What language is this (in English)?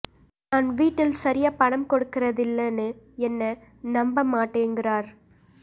Tamil